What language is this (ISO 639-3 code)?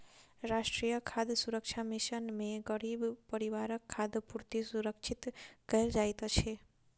mai